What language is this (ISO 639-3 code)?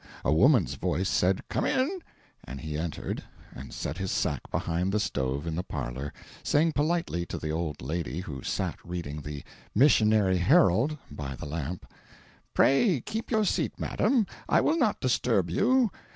eng